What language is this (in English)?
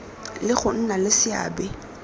Tswana